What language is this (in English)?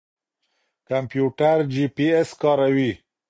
Pashto